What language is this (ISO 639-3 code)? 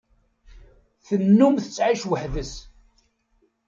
kab